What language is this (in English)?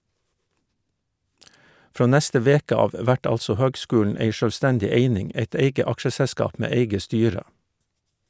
Norwegian